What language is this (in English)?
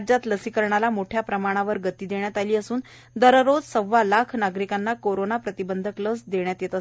Marathi